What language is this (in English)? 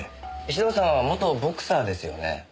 Japanese